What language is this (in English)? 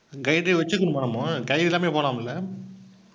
Tamil